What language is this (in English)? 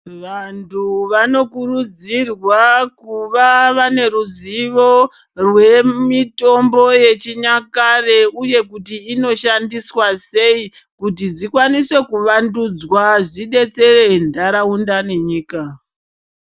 Ndau